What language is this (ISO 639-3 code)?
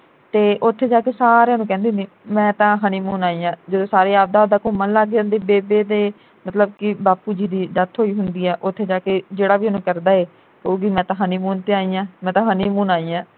pan